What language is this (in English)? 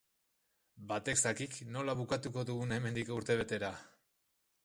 Basque